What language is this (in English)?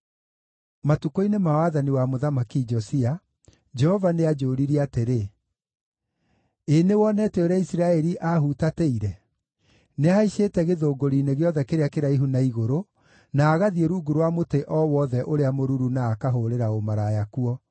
Kikuyu